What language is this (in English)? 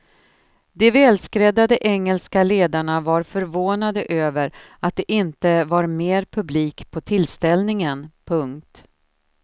Swedish